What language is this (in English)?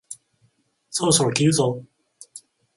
Japanese